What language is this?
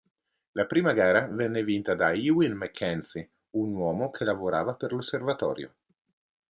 Italian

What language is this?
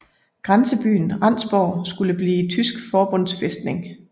Danish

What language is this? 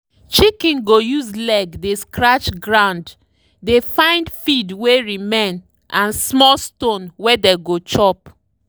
Nigerian Pidgin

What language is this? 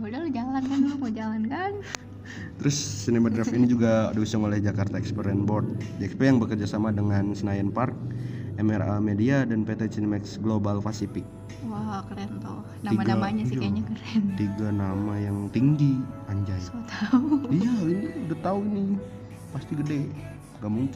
Indonesian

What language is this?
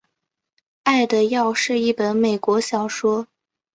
Chinese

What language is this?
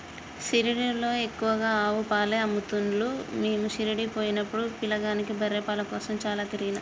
Telugu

